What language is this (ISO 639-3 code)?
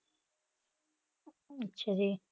pan